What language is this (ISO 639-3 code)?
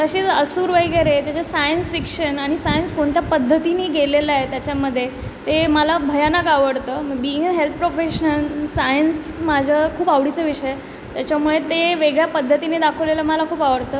mar